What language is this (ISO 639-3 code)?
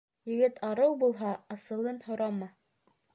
bak